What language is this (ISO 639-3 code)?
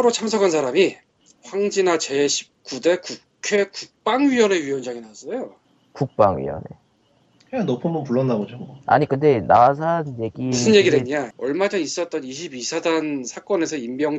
kor